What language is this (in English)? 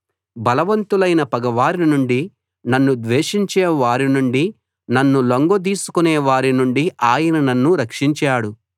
Telugu